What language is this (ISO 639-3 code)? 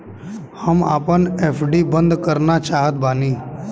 bho